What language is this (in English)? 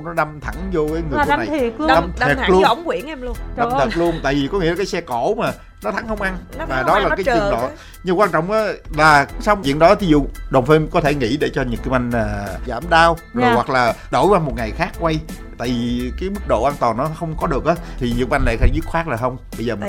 Vietnamese